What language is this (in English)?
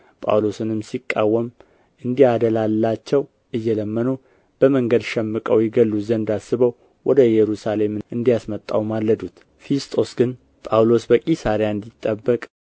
Amharic